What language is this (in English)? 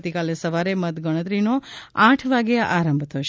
Gujarati